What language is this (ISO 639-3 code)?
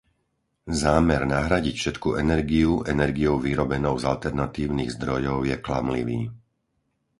slk